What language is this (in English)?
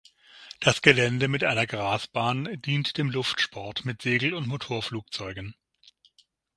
German